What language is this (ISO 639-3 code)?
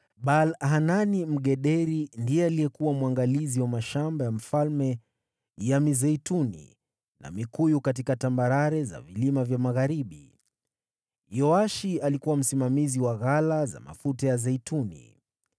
swa